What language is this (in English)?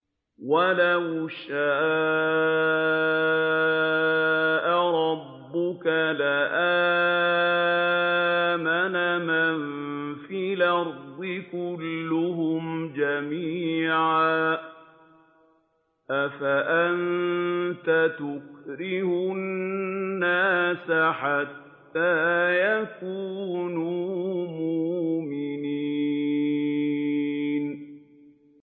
Arabic